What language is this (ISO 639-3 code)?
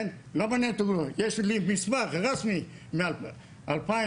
heb